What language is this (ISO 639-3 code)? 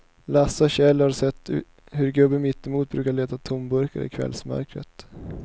swe